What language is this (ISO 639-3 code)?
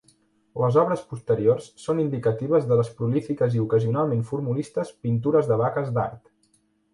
cat